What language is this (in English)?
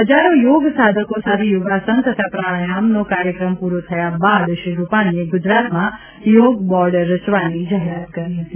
Gujarati